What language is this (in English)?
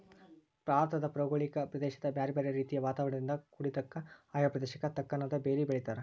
Kannada